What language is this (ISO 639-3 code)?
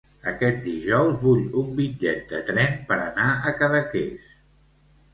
cat